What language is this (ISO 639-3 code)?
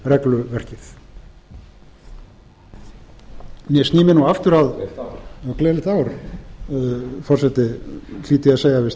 isl